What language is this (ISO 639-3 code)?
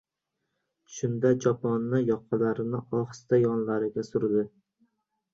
uzb